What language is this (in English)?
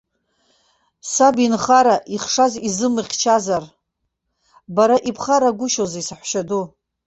Abkhazian